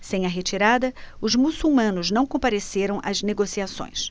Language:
Portuguese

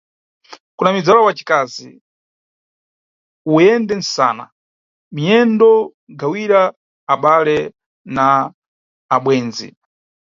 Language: Nyungwe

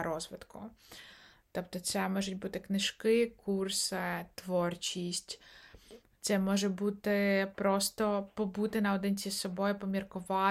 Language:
Ukrainian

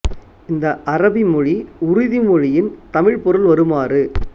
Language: Tamil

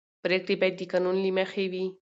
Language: Pashto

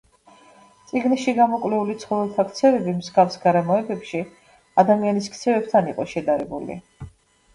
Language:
Georgian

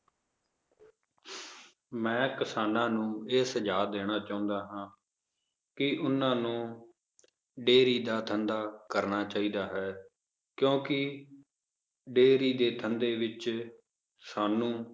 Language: Punjabi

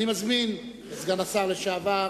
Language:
Hebrew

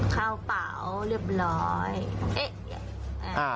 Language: Thai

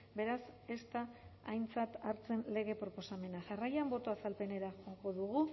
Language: Basque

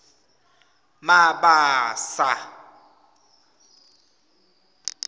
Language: Swati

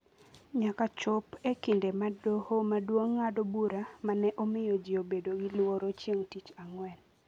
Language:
Luo (Kenya and Tanzania)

